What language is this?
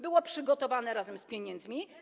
Polish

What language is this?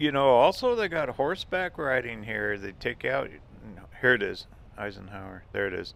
English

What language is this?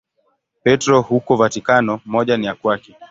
Swahili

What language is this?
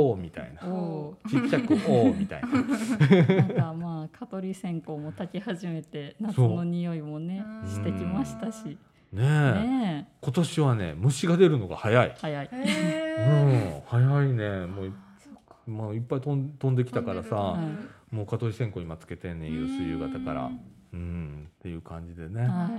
Japanese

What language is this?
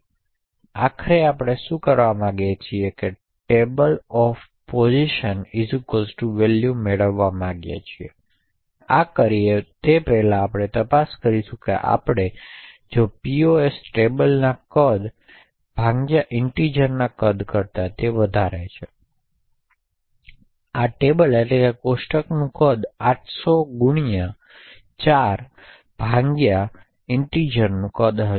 Gujarati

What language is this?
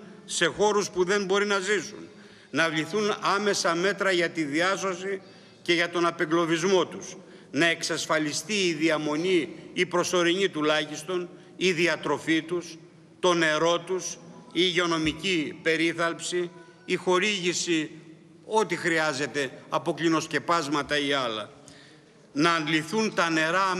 Greek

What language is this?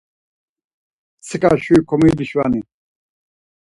Laz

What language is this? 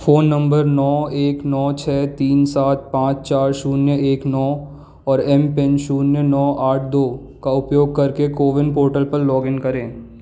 Hindi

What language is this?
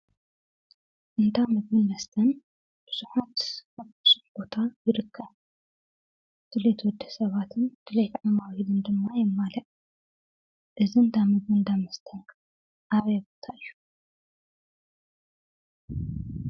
Tigrinya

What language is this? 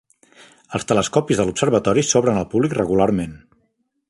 Catalan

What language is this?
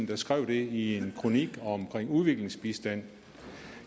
Danish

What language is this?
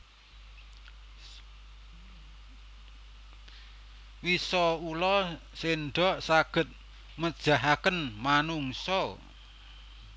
Javanese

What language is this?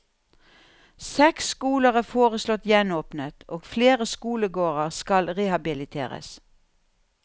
Norwegian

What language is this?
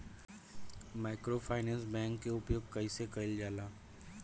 Bhojpuri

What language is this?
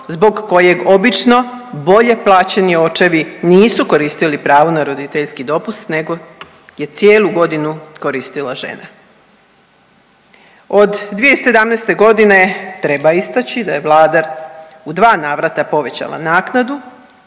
Croatian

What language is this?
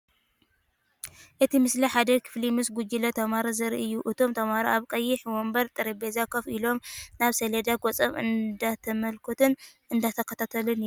Tigrinya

